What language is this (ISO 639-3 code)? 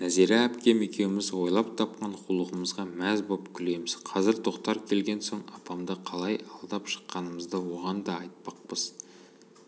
kaz